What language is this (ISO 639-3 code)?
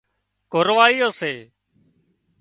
kxp